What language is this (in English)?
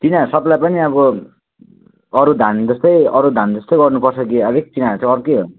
Nepali